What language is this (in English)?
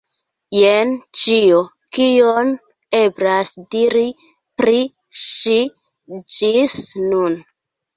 Esperanto